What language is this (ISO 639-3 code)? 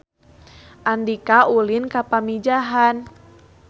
sun